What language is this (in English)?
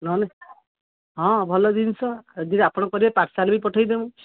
Odia